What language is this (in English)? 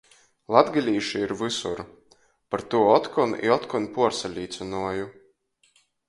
Latgalian